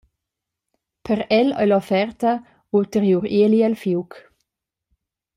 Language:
Romansh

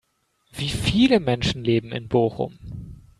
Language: German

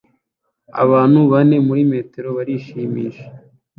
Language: Kinyarwanda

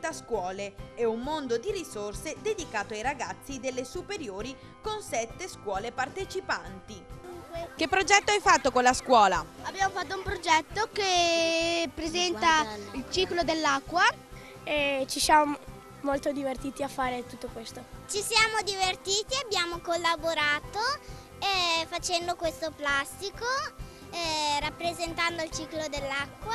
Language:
Italian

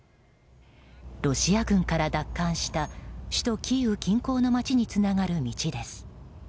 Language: Japanese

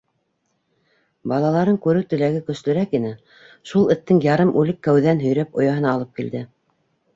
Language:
Bashkir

